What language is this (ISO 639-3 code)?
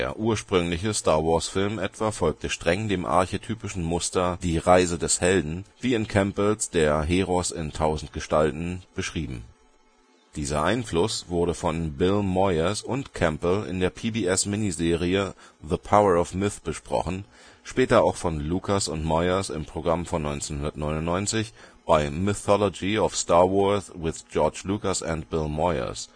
deu